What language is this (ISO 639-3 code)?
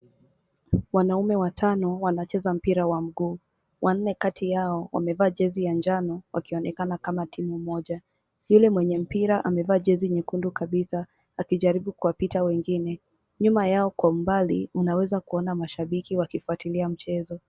swa